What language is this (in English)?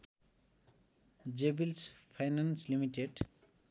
Nepali